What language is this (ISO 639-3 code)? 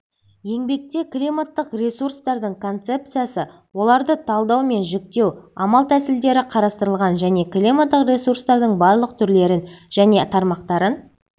kaz